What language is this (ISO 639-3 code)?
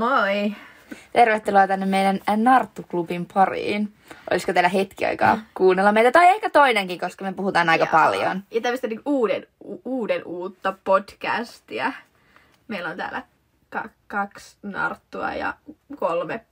fin